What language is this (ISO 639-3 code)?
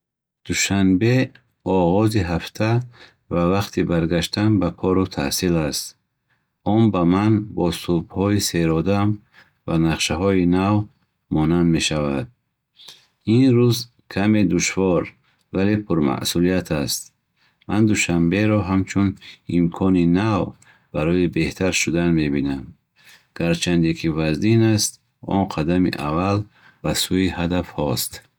bhh